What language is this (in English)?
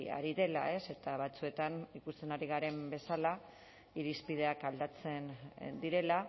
Basque